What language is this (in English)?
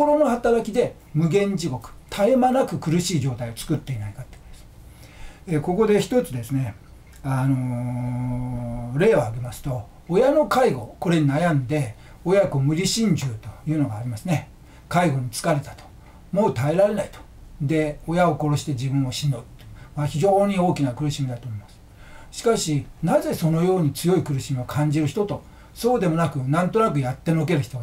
Japanese